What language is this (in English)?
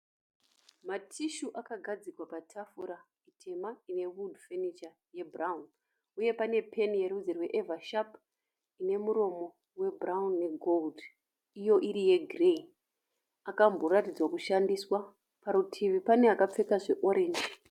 Shona